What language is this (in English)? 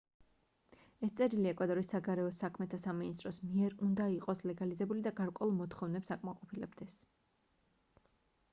Georgian